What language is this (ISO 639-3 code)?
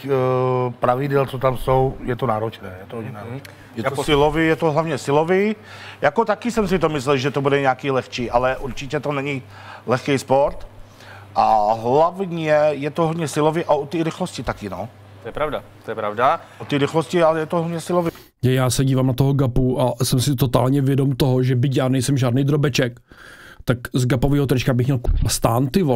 ces